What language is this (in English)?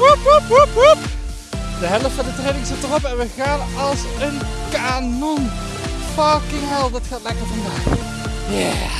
Dutch